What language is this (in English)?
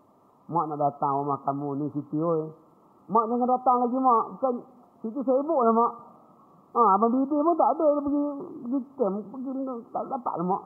Malay